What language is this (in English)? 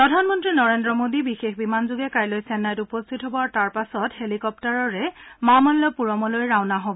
Assamese